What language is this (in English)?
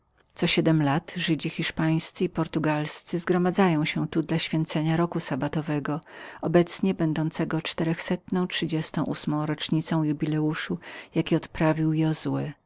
Polish